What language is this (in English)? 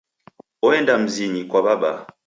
Taita